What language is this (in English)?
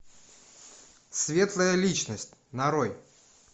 Russian